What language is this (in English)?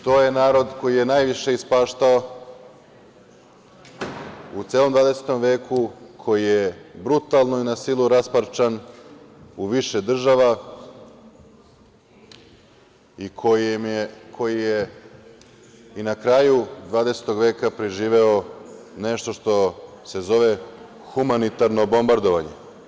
Serbian